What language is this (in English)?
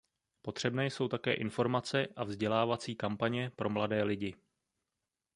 Czech